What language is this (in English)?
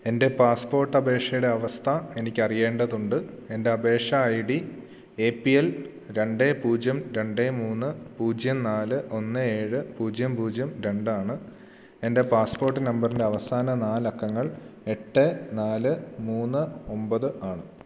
Malayalam